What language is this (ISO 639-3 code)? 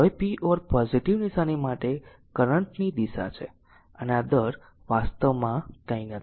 guj